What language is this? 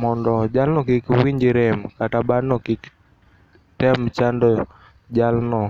Luo (Kenya and Tanzania)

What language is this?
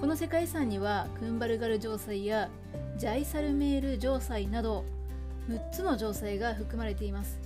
Japanese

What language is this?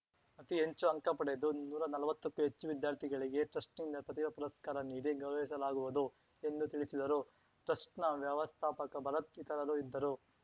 Kannada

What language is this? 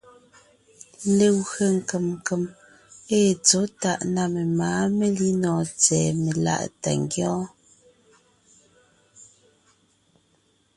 Ngiemboon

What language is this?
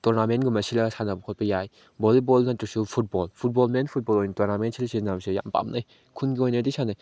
Manipuri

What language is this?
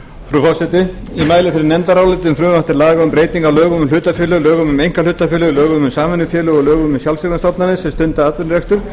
Icelandic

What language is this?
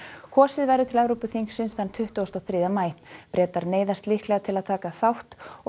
Icelandic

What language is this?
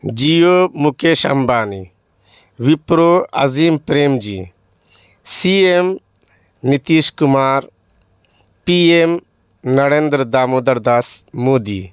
Urdu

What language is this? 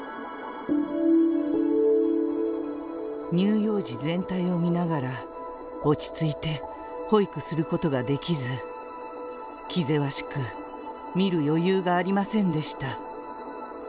Japanese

